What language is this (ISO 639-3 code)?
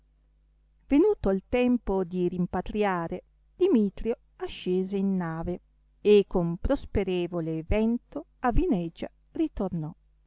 ita